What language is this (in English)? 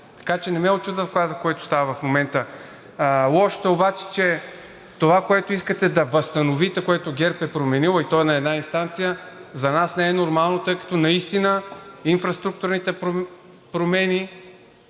Bulgarian